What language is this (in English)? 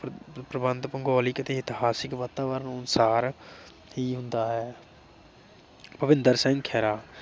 Punjabi